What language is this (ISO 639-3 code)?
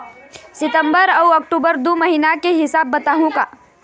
hne